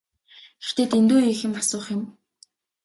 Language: Mongolian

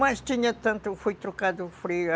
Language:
Portuguese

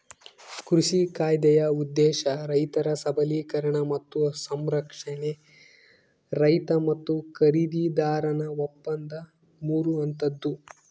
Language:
Kannada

